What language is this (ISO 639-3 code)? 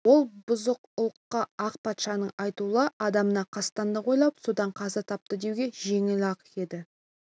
kaz